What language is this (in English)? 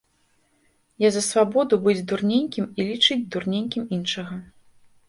Belarusian